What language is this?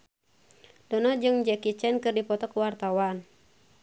Sundanese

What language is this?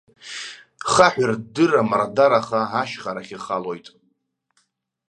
Abkhazian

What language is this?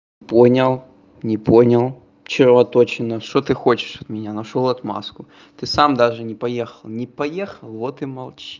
Russian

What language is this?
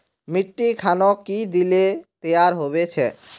Magahi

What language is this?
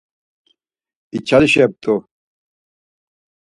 Laz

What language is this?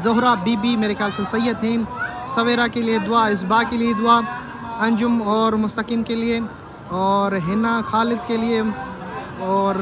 Hindi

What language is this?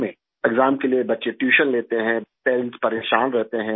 Urdu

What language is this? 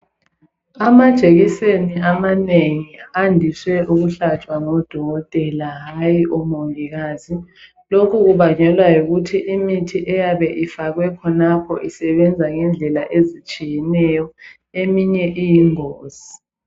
North Ndebele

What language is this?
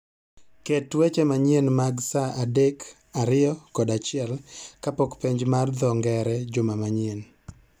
Luo (Kenya and Tanzania)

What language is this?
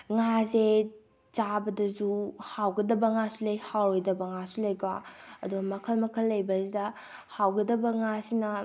Manipuri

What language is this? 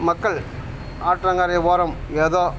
Tamil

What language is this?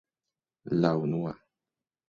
Esperanto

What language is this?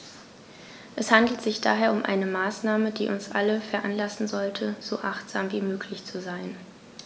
German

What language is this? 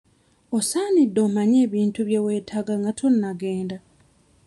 Ganda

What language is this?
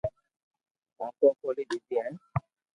Loarki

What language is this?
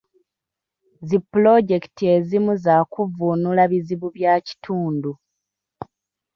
Ganda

